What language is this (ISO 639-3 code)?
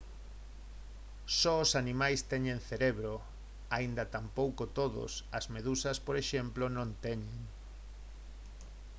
glg